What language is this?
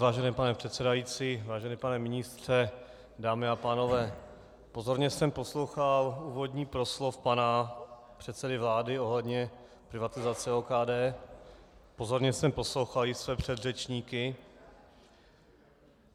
Czech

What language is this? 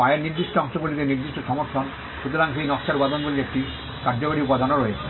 Bangla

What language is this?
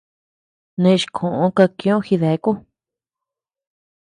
Tepeuxila Cuicatec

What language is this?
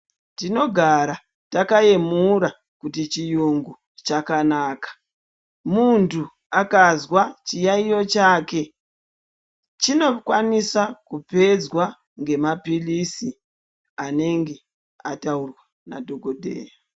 Ndau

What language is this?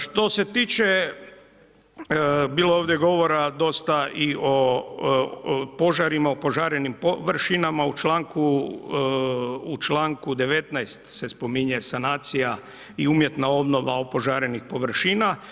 Croatian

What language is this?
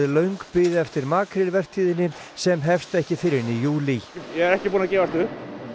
Icelandic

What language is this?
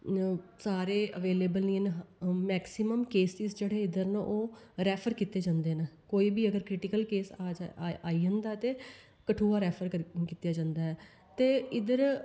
Dogri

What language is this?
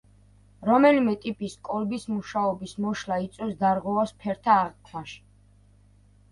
Georgian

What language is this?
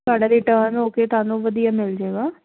Punjabi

